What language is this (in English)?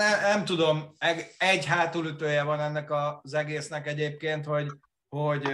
Hungarian